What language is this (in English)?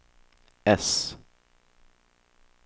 Swedish